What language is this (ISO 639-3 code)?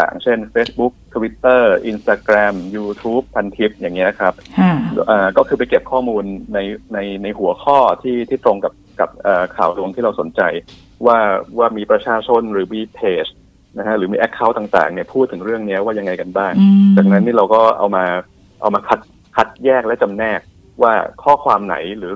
tha